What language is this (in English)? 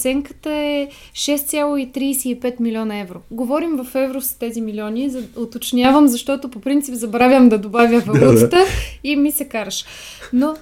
Bulgarian